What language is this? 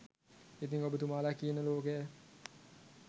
Sinhala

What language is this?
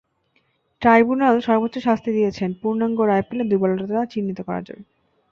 Bangla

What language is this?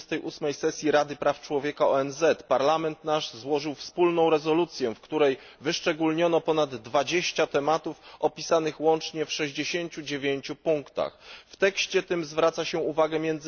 Polish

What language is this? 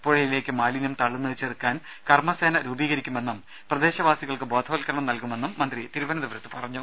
Malayalam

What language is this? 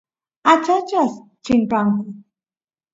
Santiago del Estero Quichua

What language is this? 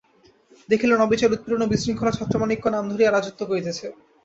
Bangla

